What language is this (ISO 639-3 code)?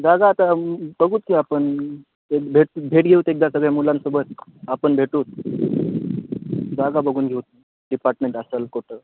mar